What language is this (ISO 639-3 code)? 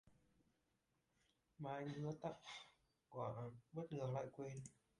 vie